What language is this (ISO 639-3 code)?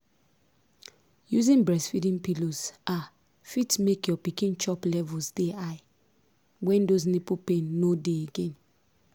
pcm